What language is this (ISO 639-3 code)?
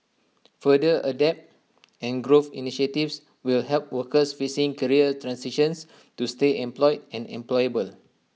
eng